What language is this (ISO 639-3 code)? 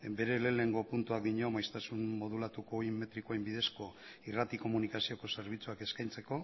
eus